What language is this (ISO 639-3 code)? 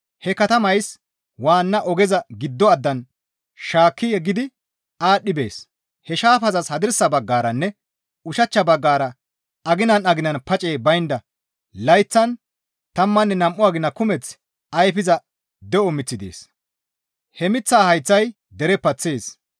gmv